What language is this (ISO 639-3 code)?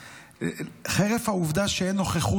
heb